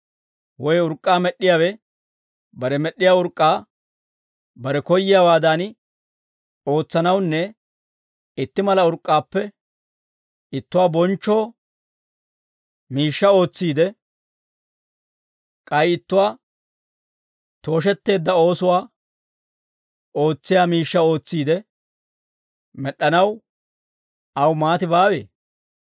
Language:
Dawro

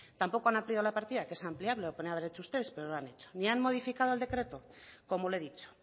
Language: Spanish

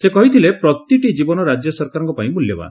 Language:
Odia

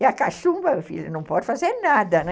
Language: Portuguese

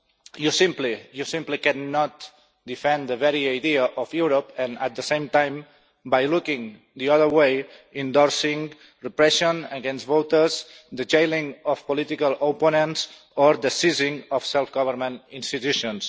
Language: English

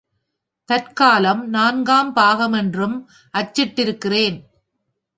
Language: Tamil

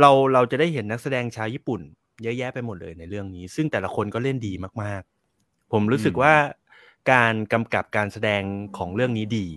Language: Thai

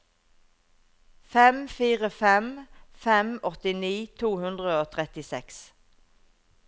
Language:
Norwegian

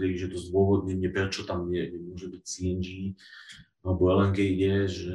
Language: Slovak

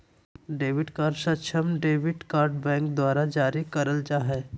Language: Magahi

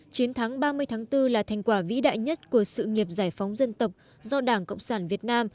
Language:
Vietnamese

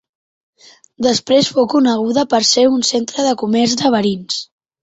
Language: Catalan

